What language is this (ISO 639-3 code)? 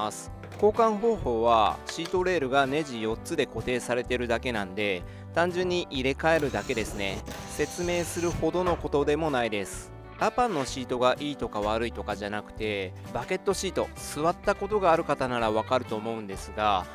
jpn